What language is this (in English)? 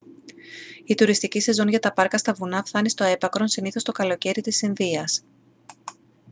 Greek